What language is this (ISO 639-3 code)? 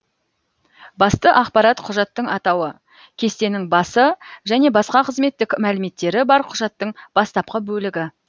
kaz